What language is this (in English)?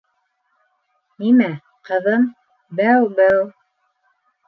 Bashkir